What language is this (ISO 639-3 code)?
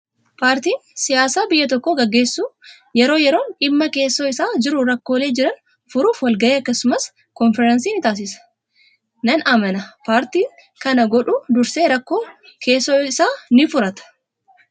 orm